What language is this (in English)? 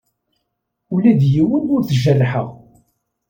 Kabyle